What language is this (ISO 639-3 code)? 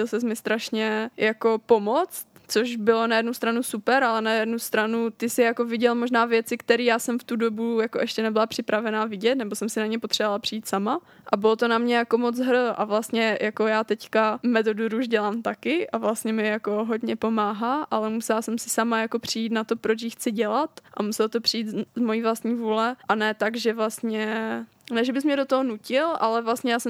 ces